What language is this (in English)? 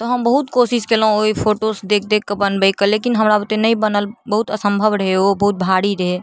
Maithili